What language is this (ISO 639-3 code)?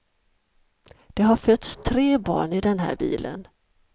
swe